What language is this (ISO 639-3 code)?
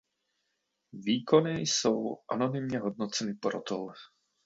ces